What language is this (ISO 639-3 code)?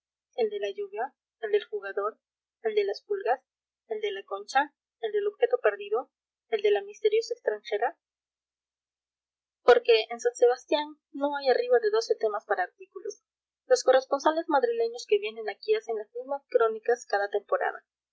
spa